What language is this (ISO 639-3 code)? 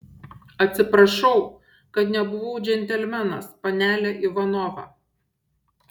lit